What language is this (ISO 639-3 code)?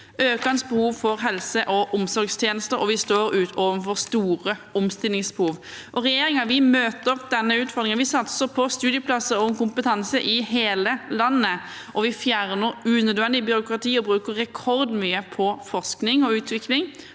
nor